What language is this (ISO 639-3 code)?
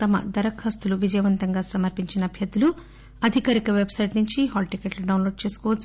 tel